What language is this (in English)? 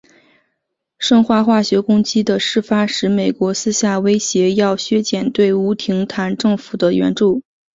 Chinese